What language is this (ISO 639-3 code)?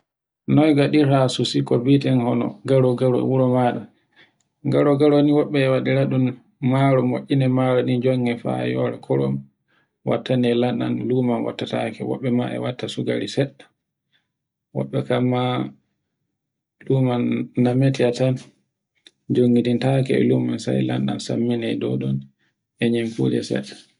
fue